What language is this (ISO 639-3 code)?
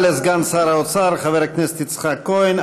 heb